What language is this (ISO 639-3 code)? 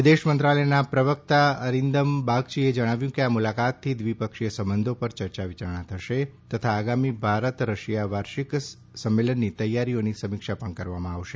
guj